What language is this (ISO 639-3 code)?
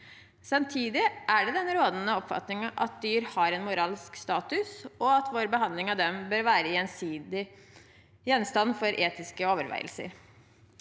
nor